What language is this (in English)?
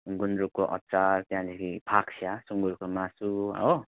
Nepali